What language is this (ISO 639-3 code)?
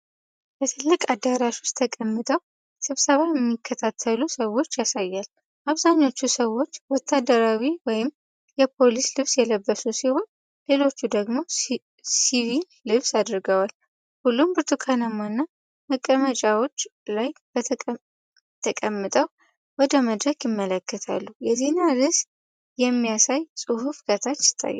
amh